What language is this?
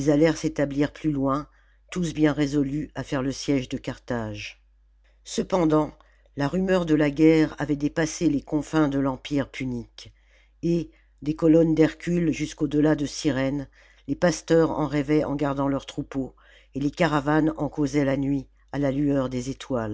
French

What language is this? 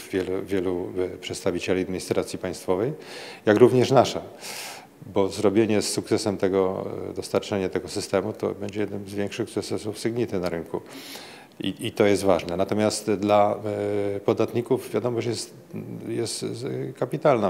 Polish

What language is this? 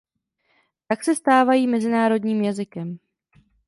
Czech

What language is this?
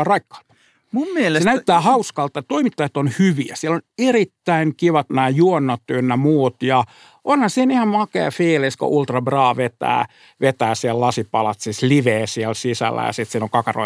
Finnish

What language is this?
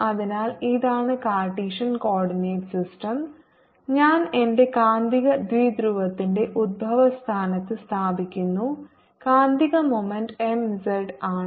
Malayalam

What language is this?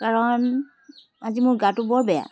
Assamese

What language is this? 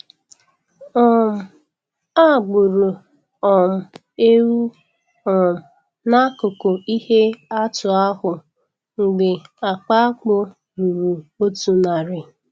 Igbo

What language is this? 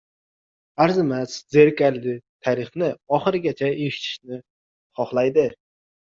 Uzbek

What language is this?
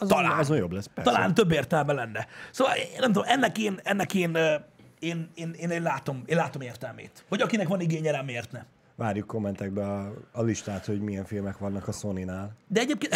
Hungarian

